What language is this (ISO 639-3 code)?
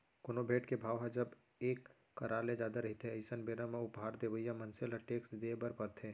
hne